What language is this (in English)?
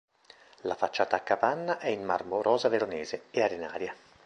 Italian